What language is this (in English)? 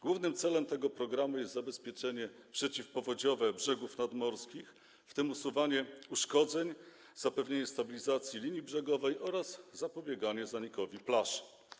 Polish